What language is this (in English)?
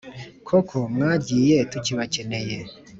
Kinyarwanda